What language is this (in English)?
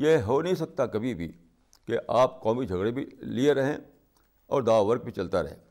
Urdu